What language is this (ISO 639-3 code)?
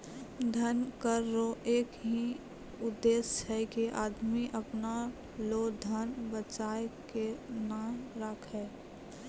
mai